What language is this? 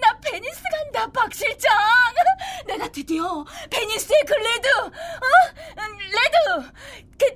Korean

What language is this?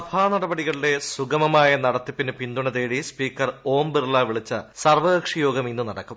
Malayalam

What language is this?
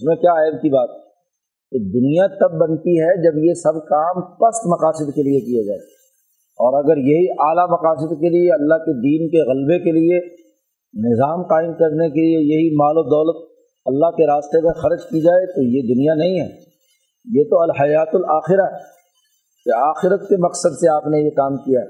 Urdu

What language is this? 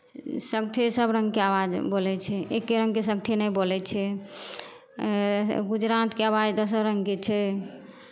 Maithili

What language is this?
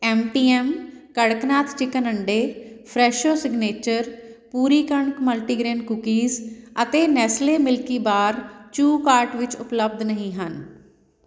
Punjabi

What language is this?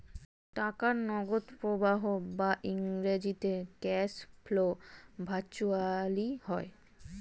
Bangla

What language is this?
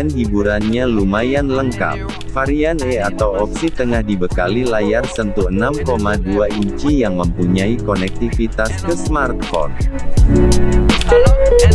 Indonesian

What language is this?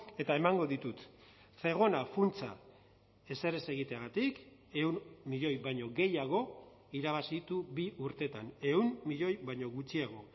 Basque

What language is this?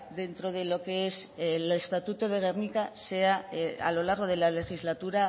Spanish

